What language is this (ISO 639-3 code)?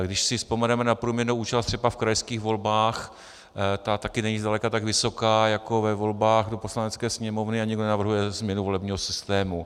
ces